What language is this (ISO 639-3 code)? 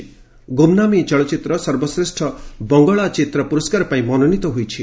ori